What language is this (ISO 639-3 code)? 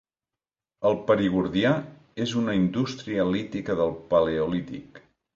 cat